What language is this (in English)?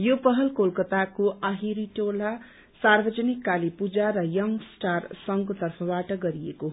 Nepali